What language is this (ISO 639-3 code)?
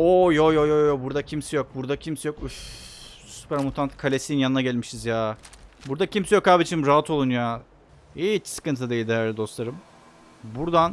tur